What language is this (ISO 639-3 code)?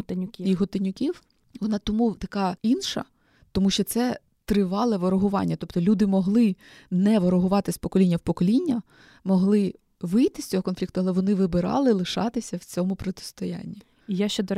ukr